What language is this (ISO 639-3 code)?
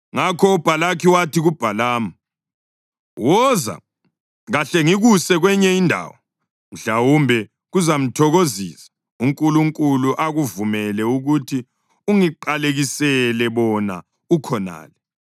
nde